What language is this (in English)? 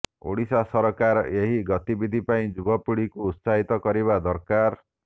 Odia